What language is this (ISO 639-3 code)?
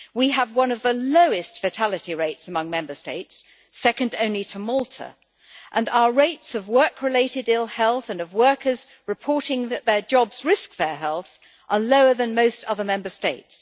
eng